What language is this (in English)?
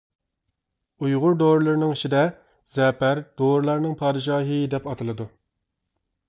Uyghur